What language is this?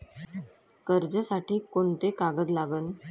Marathi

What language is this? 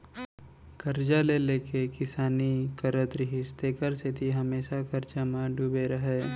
Chhattisgarhi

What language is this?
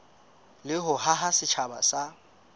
Southern Sotho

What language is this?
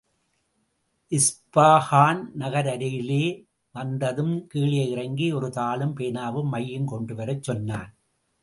Tamil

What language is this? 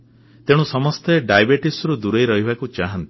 Odia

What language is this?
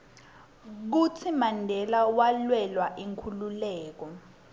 Swati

